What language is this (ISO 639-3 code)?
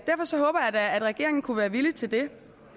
dan